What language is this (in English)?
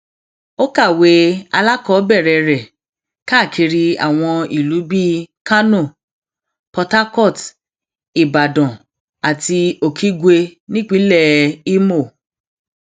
Yoruba